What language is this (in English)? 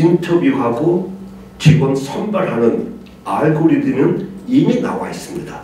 Korean